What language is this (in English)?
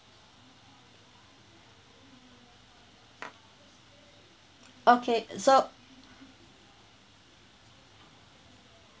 English